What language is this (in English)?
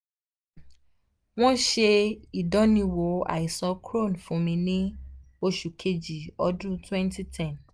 Yoruba